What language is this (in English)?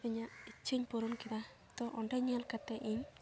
Santali